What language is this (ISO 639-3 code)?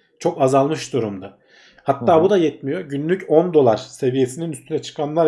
tur